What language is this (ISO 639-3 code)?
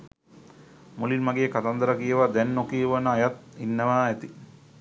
sin